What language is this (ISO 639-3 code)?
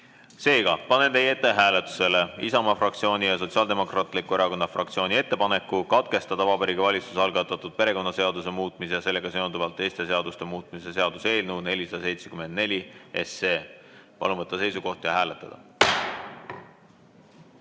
est